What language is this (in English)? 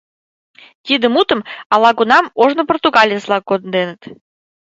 Mari